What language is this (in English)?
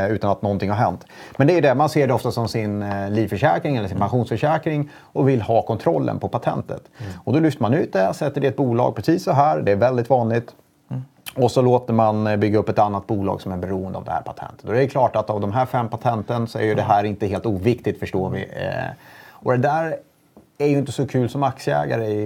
Swedish